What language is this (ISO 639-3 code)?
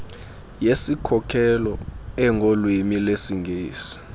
xho